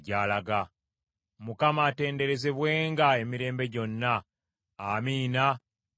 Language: Ganda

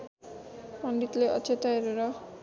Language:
Nepali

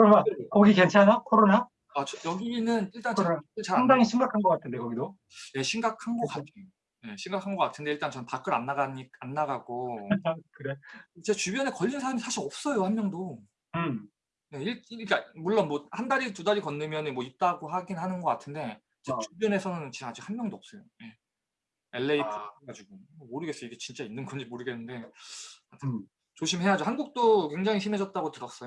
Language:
Korean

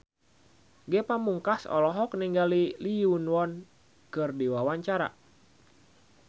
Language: Sundanese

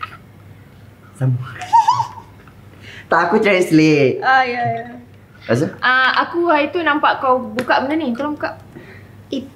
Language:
Malay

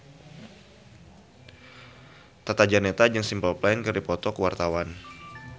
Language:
Sundanese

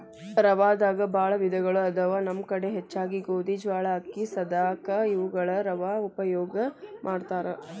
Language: Kannada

